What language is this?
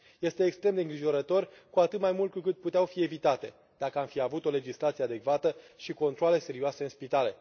Romanian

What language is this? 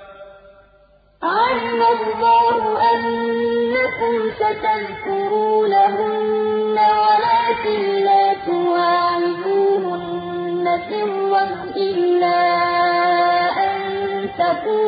Arabic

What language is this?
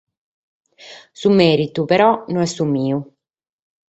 Sardinian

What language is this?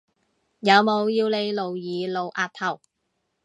Cantonese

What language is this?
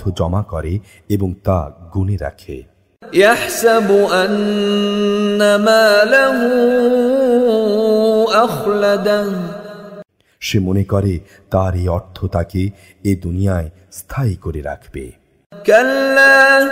Arabic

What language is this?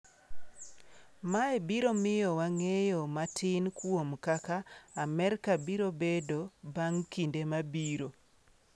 Luo (Kenya and Tanzania)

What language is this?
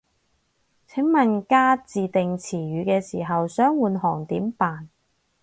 Cantonese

